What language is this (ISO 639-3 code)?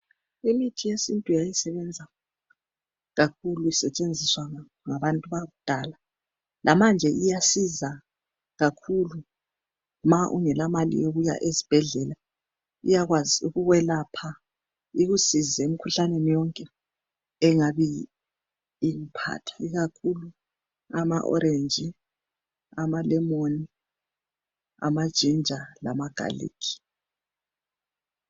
nde